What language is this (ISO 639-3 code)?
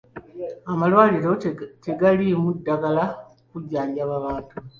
lug